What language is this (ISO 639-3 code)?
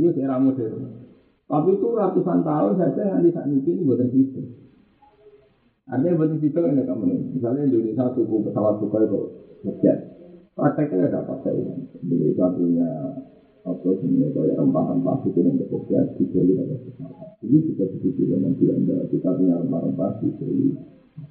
ind